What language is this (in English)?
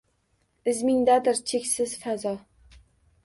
Uzbek